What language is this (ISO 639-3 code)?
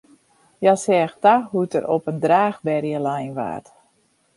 fry